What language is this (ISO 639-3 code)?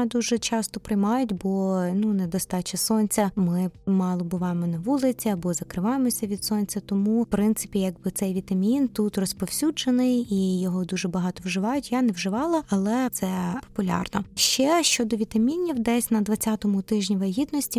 ukr